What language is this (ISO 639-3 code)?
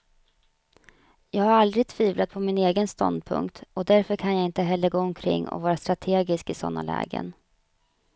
swe